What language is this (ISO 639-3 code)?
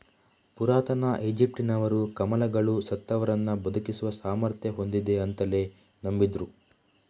kan